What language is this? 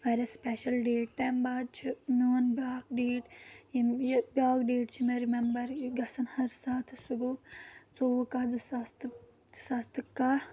Kashmiri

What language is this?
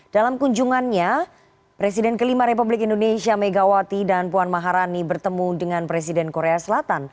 Indonesian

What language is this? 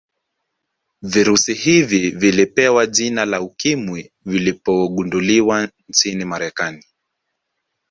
Swahili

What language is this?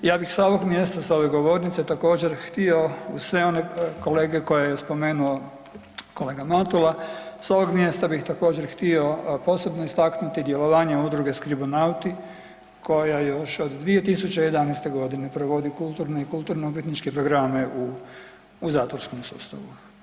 Croatian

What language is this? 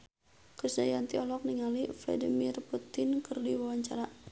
Sundanese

